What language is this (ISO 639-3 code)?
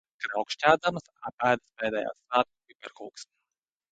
lav